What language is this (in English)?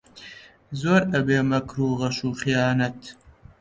Central Kurdish